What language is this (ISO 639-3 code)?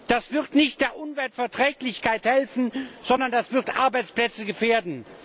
deu